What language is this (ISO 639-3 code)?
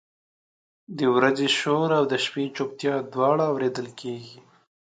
pus